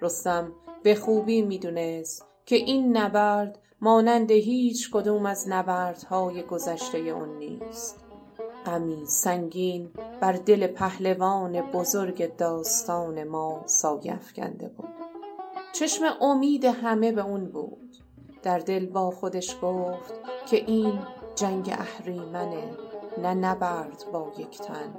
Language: Persian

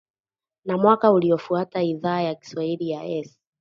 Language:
Swahili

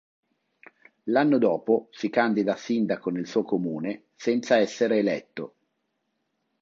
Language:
Italian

